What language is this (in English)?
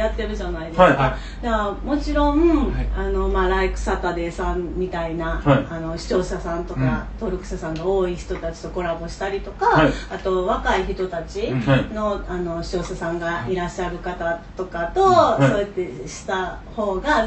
Japanese